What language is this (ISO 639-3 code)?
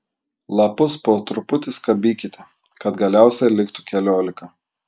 lit